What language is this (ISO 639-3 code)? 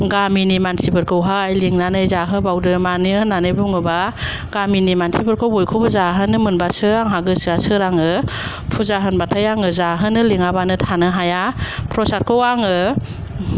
brx